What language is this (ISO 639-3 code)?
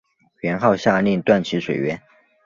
zho